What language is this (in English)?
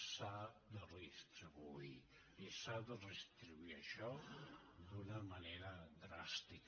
Catalan